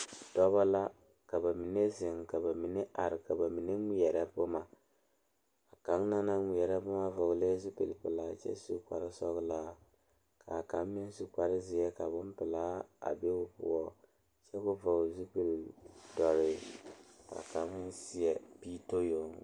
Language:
Southern Dagaare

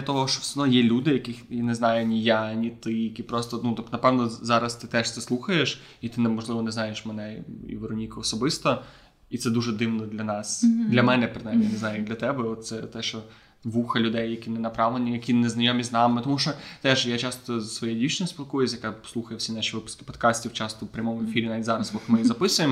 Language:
Ukrainian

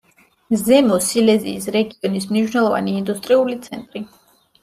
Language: Georgian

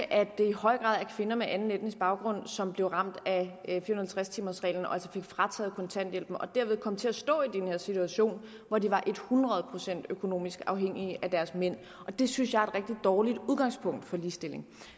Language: Danish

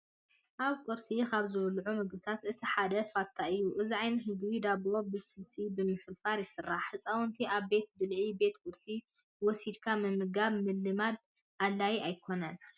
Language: Tigrinya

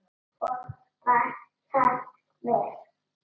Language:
Icelandic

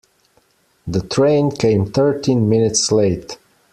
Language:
English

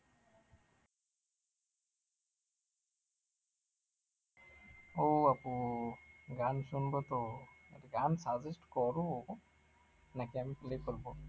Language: Bangla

